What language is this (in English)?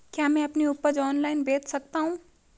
Hindi